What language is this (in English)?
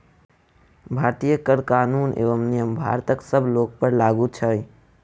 Maithili